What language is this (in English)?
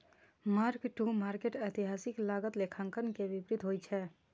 Maithili